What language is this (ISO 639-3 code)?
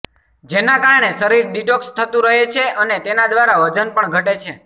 guj